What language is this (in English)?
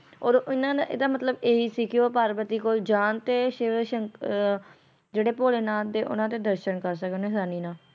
Punjabi